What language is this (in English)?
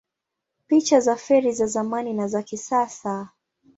Swahili